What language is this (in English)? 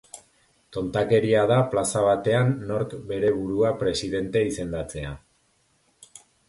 Basque